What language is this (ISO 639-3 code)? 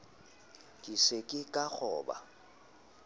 sot